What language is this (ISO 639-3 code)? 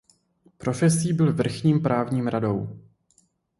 ces